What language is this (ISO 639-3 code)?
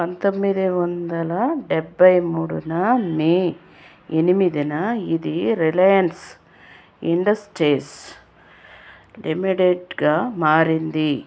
tel